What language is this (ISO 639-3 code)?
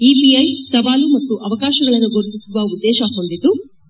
kan